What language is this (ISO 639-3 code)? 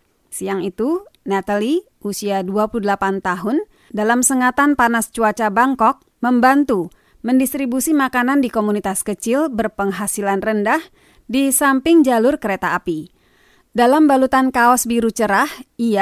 ind